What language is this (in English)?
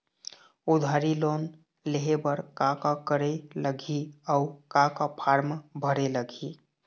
Chhattisgarhi